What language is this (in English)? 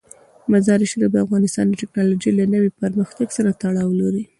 Pashto